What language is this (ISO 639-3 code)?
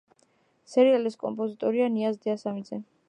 kat